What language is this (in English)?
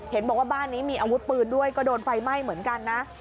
Thai